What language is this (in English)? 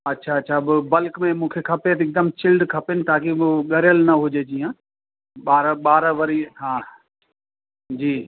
Sindhi